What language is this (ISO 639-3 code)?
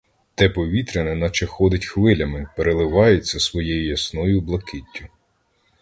ukr